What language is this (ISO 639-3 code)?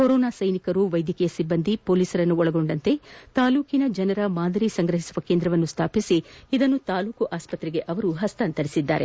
kan